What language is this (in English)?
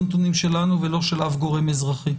Hebrew